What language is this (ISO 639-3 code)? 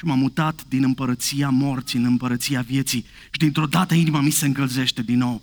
ron